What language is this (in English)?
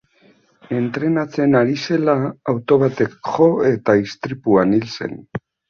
Basque